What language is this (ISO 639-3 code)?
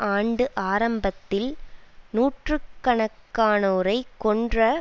tam